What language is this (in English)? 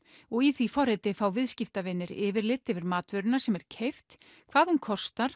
Icelandic